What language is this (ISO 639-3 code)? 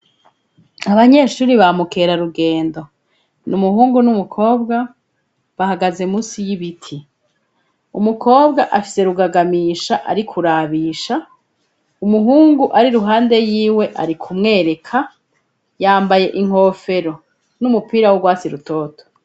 run